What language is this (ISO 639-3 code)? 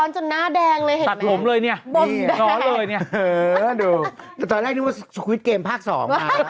tha